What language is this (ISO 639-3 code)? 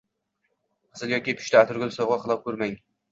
uzb